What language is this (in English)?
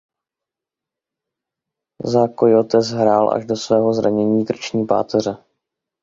Czech